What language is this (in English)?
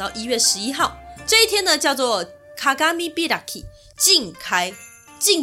Chinese